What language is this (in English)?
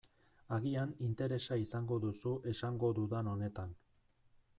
Basque